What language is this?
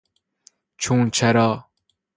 Persian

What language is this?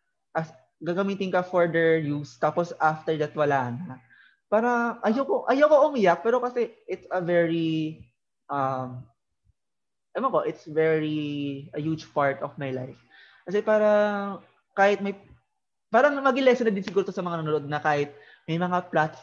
Filipino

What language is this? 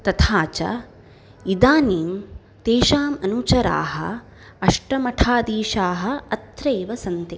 Sanskrit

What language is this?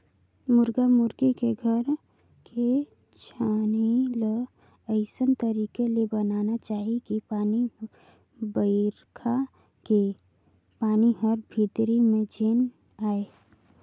Chhattisgarhi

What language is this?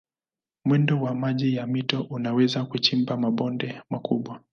Swahili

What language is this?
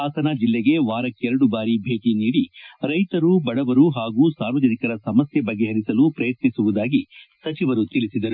Kannada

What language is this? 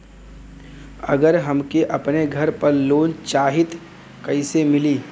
Bhojpuri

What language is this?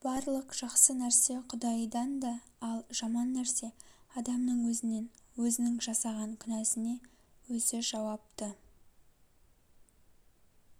Kazakh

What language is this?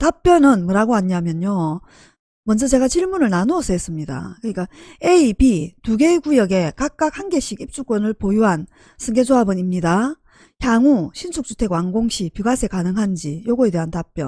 Korean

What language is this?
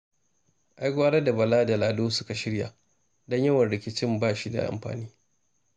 Hausa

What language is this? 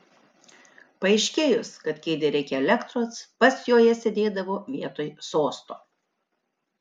Lithuanian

